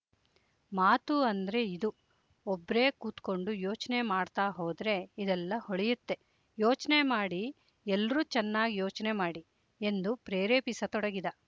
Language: Kannada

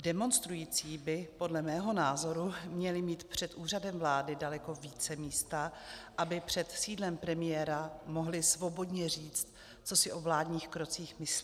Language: Czech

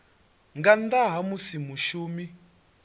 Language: Venda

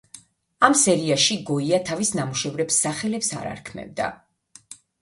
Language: Georgian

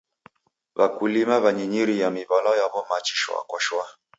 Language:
Taita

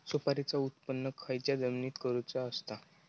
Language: Marathi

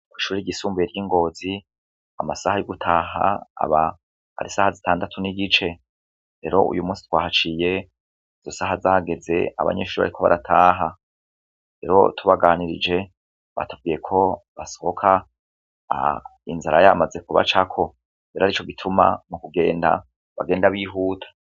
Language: Rundi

